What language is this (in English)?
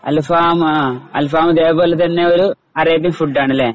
Malayalam